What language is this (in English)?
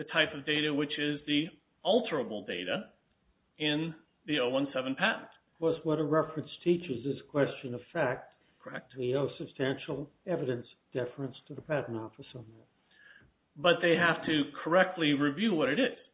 English